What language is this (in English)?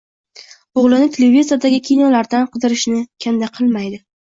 Uzbek